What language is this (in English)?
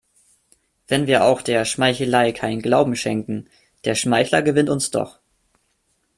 German